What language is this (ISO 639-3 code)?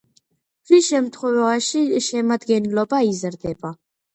kat